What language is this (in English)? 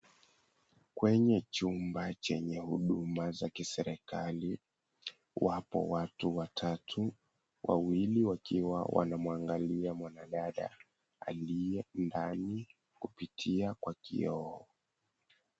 Swahili